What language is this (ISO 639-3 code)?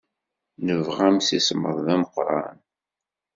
kab